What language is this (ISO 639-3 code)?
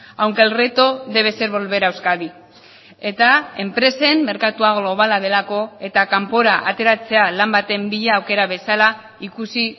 eus